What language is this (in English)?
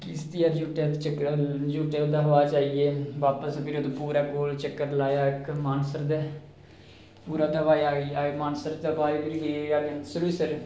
Dogri